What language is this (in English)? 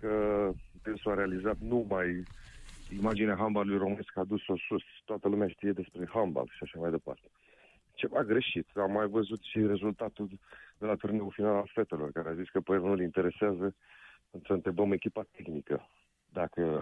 Romanian